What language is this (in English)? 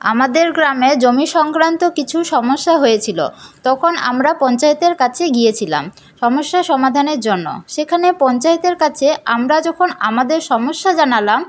Bangla